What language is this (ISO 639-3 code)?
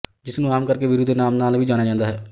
pan